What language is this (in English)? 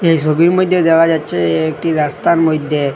Bangla